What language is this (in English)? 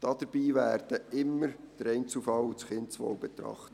Swiss German